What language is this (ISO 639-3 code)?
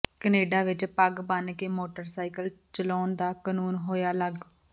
pan